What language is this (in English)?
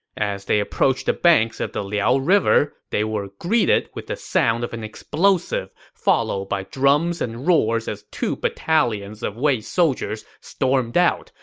English